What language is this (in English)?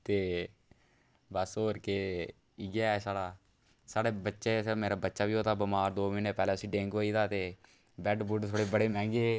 Dogri